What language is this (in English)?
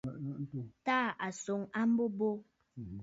Bafut